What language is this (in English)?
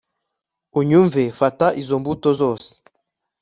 Kinyarwanda